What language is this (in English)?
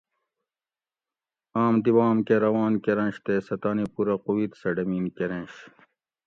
Gawri